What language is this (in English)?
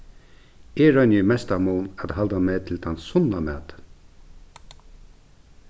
Faroese